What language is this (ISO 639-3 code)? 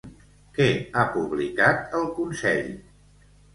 cat